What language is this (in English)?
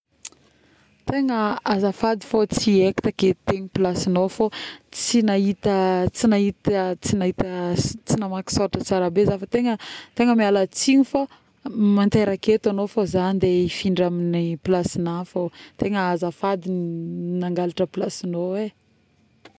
Northern Betsimisaraka Malagasy